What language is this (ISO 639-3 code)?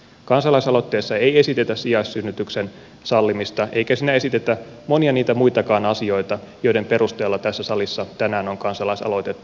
fin